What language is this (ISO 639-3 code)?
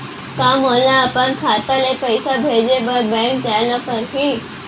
hne